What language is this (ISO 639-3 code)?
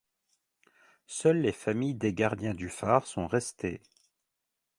fra